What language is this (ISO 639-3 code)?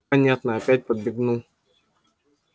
rus